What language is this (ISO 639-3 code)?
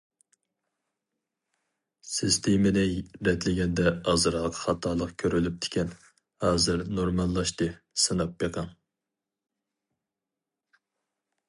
uig